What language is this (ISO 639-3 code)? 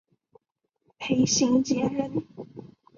zho